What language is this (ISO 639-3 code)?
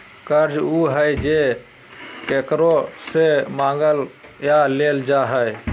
mag